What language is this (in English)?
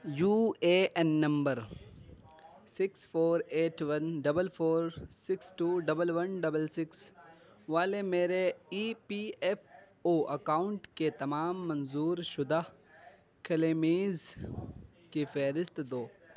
Urdu